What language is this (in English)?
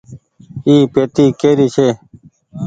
Goaria